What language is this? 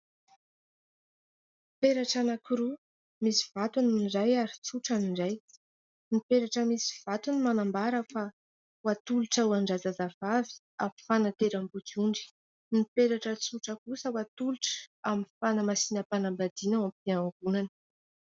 Malagasy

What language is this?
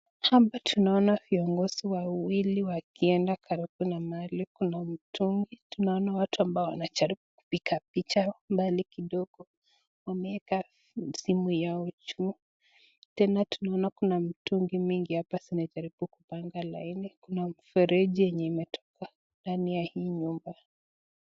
Swahili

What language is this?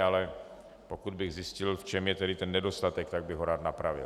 Czech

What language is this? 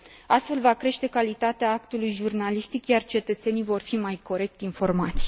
Romanian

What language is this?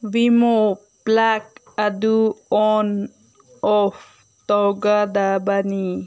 Manipuri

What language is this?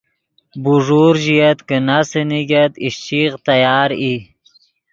Yidgha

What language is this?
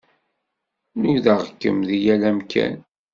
Kabyle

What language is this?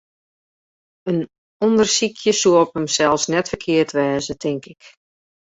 Western Frisian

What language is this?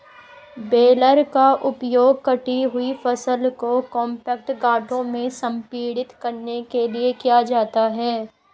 Hindi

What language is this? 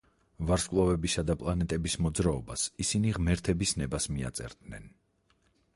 Georgian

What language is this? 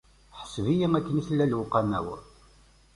Kabyle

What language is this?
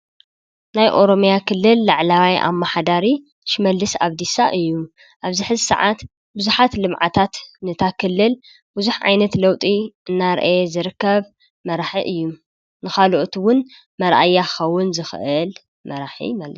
Tigrinya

